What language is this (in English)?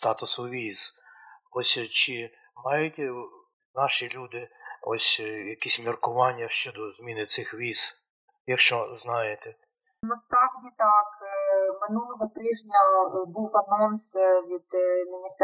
Ukrainian